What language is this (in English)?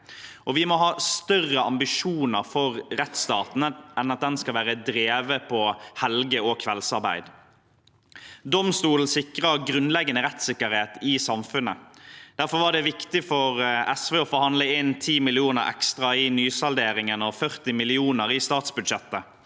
Norwegian